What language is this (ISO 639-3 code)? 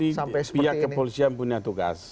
ind